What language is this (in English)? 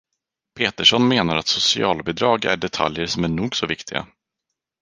Swedish